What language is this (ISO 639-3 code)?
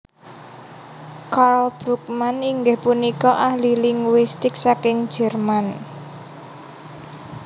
jav